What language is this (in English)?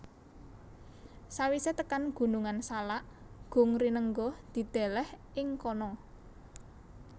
Javanese